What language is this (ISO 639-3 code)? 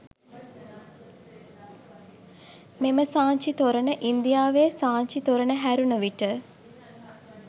sin